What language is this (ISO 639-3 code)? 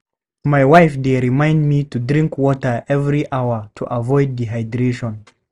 pcm